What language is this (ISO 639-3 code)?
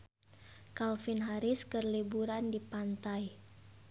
sun